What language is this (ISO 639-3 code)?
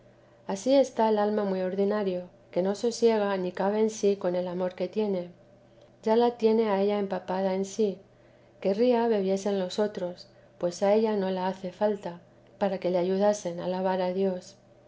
spa